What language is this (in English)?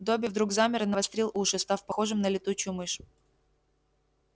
Russian